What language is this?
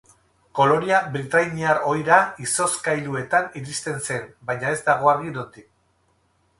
Basque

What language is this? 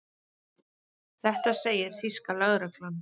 Icelandic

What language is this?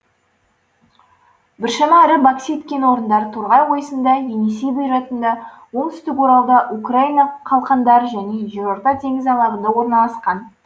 Kazakh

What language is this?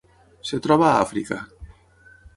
Catalan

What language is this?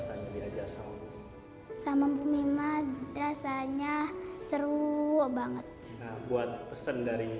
Indonesian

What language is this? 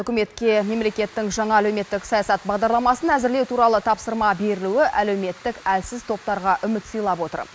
Kazakh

